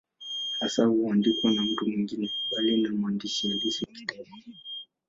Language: Swahili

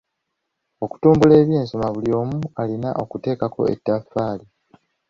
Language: Ganda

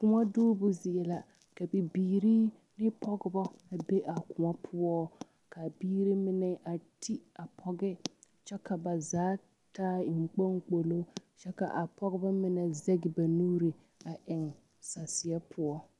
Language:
Southern Dagaare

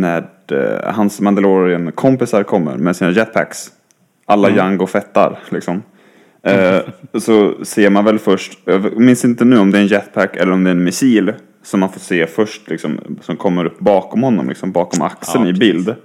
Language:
Swedish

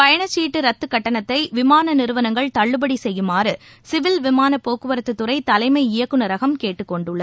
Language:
Tamil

